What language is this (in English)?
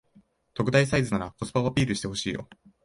Japanese